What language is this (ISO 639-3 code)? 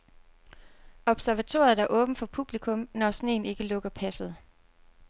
dan